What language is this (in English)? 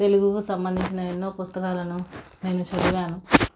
Telugu